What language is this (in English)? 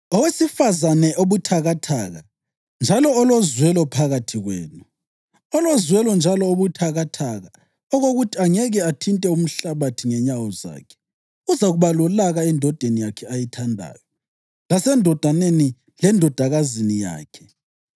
North Ndebele